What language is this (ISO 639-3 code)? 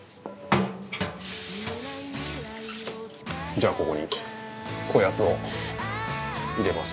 jpn